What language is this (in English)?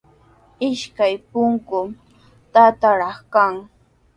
Sihuas Ancash Quechua